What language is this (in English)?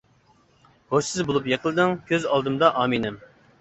Uyghur